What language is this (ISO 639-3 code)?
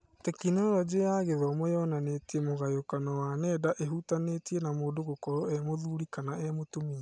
kik